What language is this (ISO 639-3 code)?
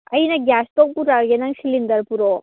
mni